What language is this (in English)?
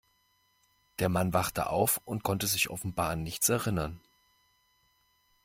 German